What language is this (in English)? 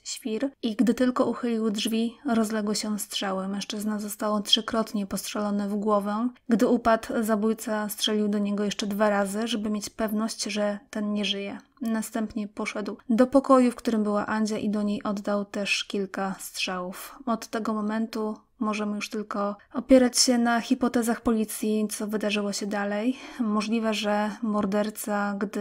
Polish